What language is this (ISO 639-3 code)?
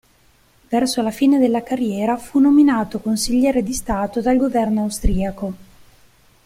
ita